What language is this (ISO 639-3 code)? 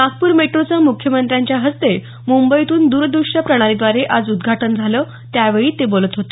mar